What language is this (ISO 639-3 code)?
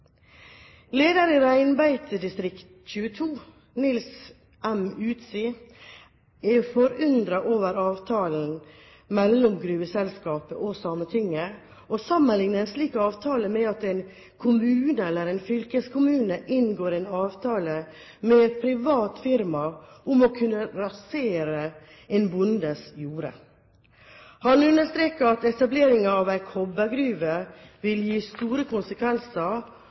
nob